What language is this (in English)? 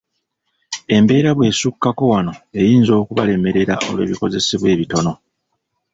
Ganda